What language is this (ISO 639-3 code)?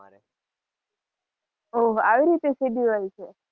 guj